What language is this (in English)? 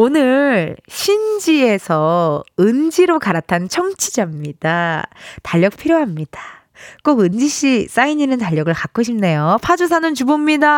Korean